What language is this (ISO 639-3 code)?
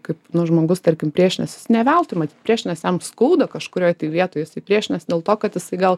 lit